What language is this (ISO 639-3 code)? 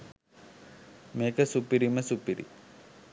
sin